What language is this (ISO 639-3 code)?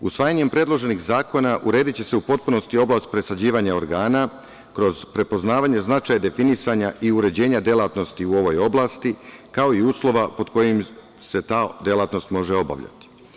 srp